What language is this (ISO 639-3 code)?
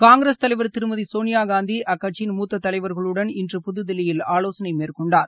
tam